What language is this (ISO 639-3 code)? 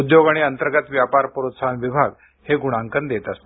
mar